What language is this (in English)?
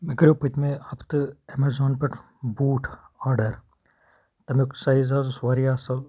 Kashmiri